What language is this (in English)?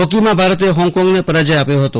Gujarati